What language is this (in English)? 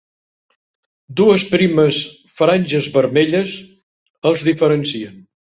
Catalan